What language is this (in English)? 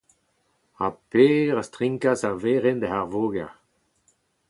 Breton